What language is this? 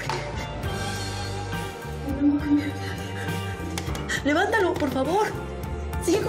Spanish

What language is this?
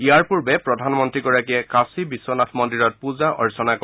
Assamese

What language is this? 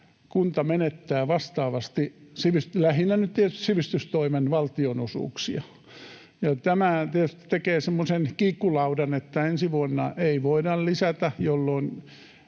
Finnish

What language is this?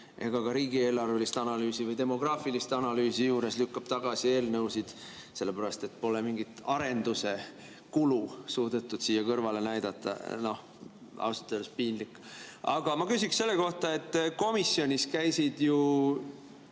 Estonian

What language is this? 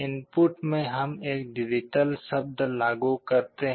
Hindi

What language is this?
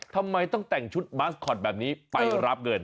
Thai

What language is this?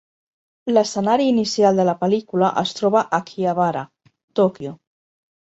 Catalan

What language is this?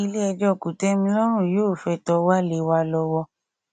Yoruba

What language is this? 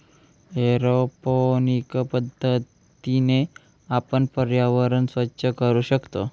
Marathi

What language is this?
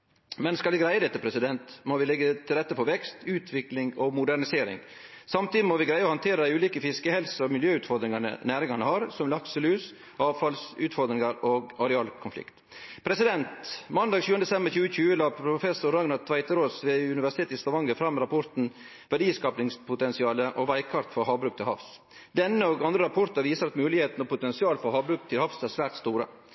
Norwegian Nynorsk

